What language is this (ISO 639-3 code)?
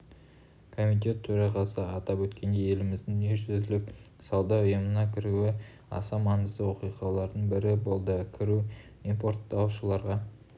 kaz